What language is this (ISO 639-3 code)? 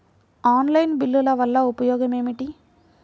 tel